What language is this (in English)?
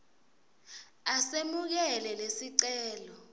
Swati